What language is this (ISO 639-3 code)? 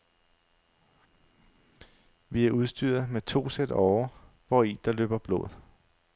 dan